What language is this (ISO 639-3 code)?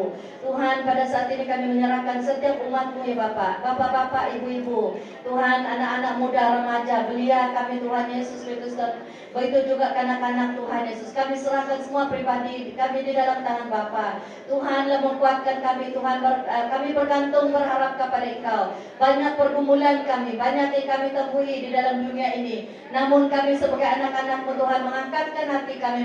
msa